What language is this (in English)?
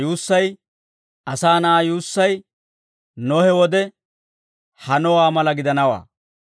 Dawro